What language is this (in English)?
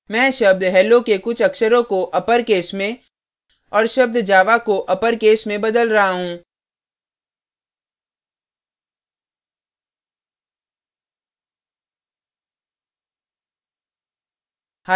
Hindi